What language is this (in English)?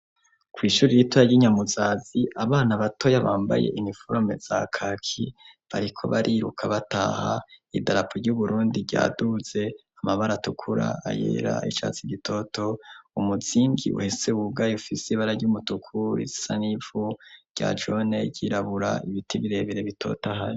Rundi